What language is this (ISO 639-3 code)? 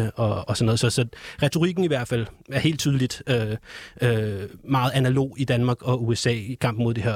dan